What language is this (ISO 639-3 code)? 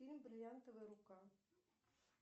rus